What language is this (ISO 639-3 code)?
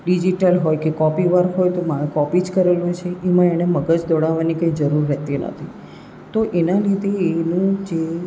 guj